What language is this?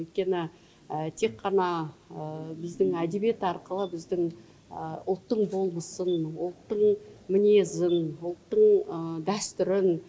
Kazakh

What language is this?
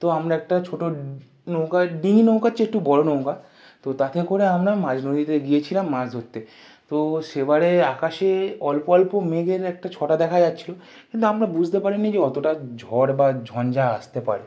Bangla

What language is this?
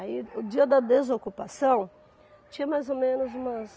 Portuguese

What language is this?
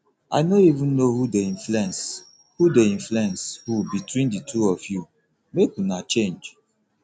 Nigerian Pidgin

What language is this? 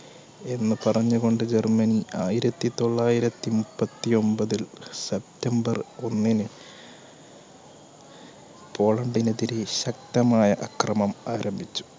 Malayalam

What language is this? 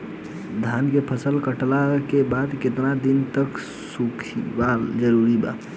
Bhojpuri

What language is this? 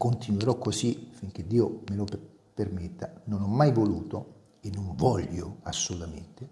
Italian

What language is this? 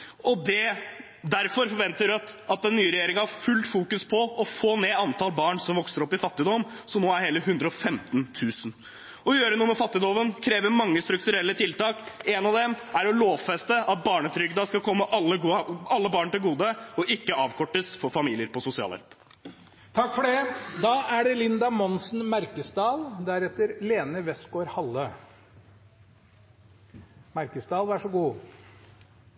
Norwegian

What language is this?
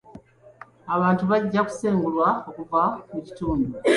Ganda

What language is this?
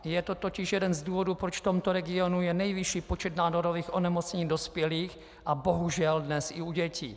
Czech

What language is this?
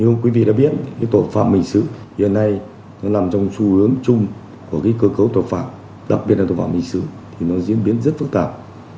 Vietnamese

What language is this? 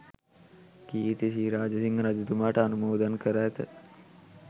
Sinhala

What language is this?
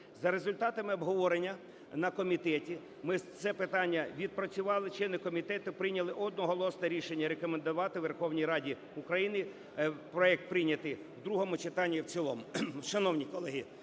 Ukrainian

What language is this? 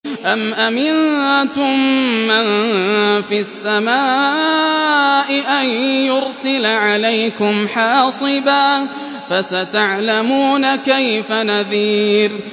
Arabic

